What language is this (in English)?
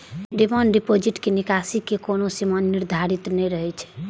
Maithili